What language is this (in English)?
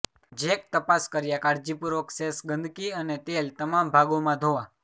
Gujarati